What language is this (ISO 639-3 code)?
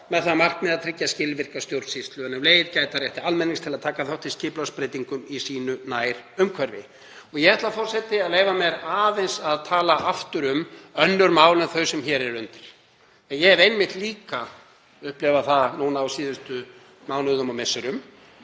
isl